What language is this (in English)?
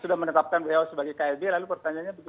Indonesian